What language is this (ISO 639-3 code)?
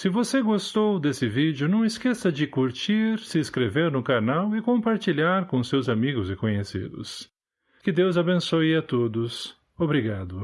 por